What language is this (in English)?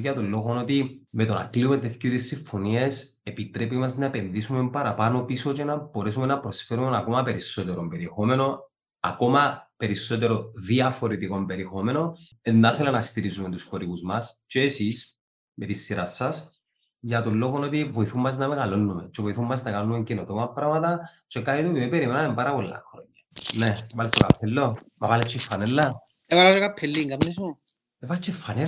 Greek